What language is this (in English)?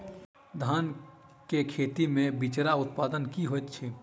Maithili